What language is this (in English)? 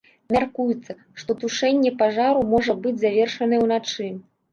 Belarusian